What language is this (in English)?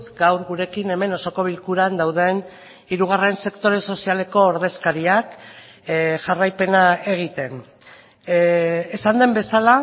Basque